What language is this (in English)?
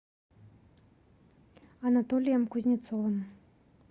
Russian